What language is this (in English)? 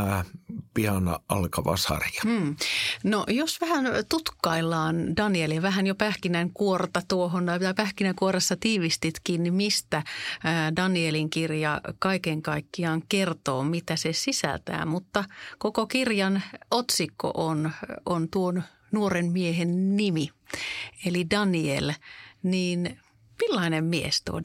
Finnish